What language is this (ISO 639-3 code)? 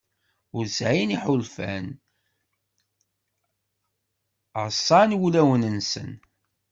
kab